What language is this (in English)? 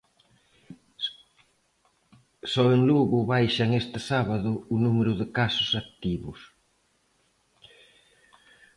Galician